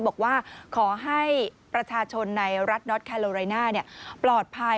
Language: Thai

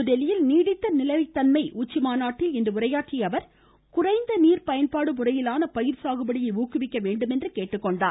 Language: Tamil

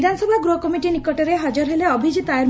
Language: Odia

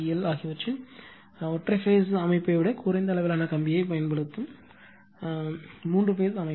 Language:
Tamil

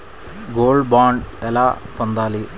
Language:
Telugu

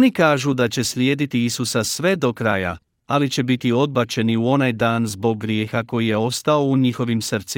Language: Croatian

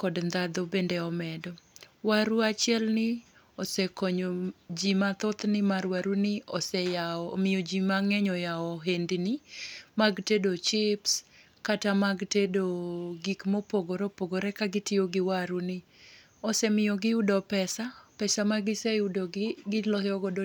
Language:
Luo (Kenya and Tanzania)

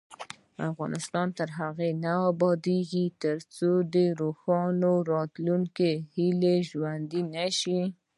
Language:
Pashto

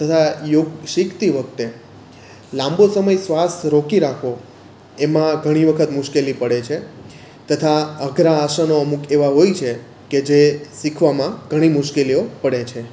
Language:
Gujarati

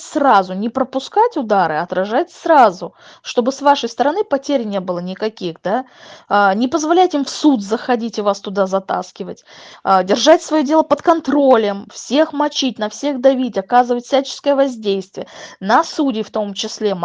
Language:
Russian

